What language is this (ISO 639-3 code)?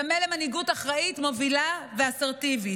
heb